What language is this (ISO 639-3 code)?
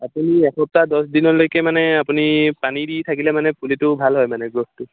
asm